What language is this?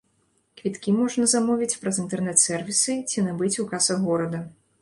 Belarusian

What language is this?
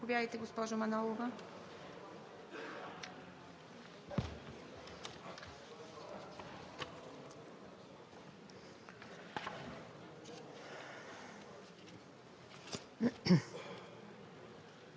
Bulgarian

